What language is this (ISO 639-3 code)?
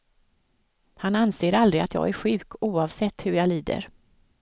swe